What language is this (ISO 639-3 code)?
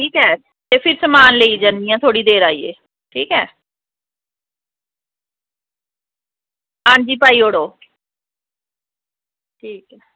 doi